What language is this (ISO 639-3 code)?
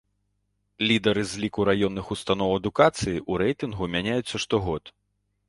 bel